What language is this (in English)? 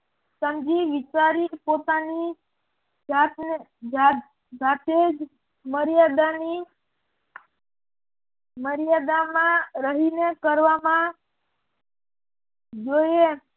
Gujarati